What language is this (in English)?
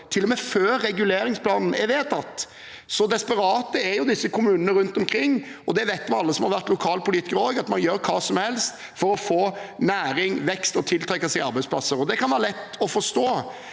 Norwegian